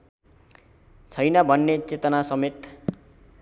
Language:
Nepali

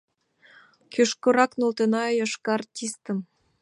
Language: Mari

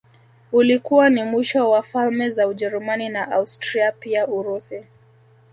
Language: Swahili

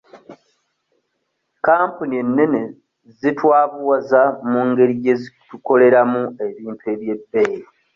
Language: Ganda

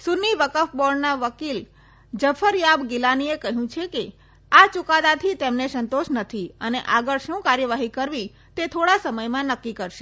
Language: Gujarati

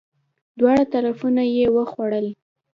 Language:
Pashto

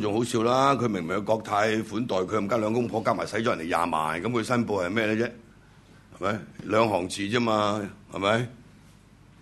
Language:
Chinese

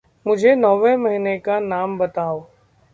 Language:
Hindi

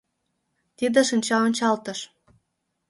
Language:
Mari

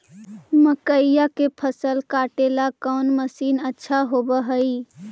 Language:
Magahi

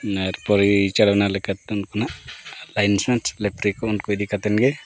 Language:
Santali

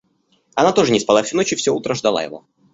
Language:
Russian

